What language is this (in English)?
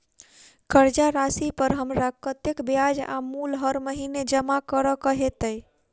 Maithili